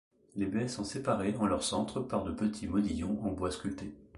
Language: French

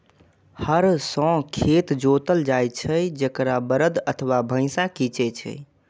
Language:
Maithili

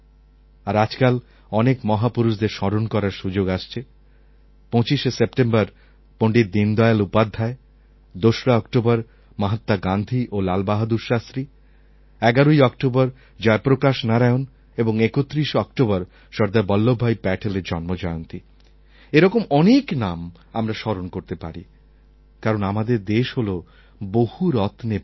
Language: Bangla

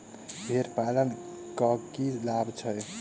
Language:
Maithili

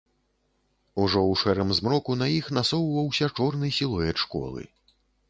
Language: Belarusian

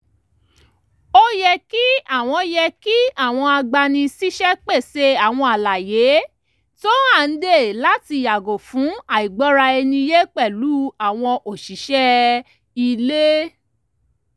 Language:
Yoruba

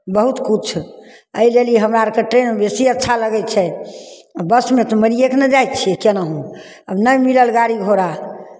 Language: Maithili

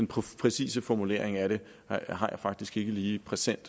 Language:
Danish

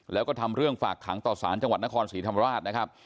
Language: Thai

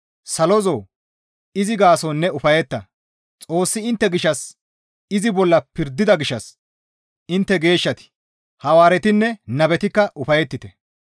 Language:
Gamo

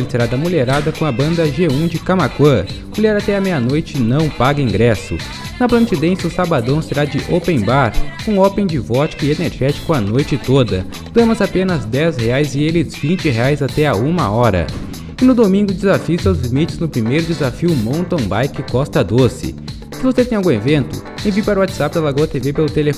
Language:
Portuguese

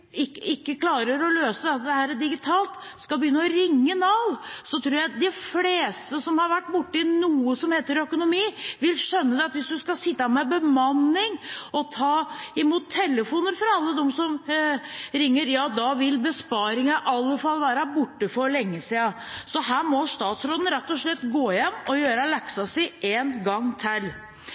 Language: Norwegian Bokmål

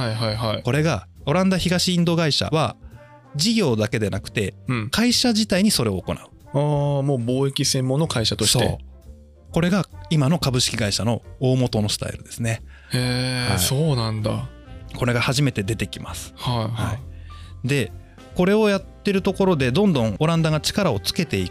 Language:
Japanese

